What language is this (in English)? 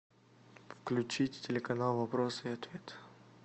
Russian